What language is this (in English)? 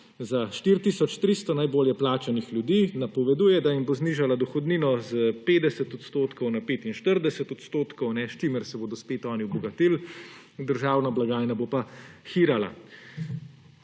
Slovenian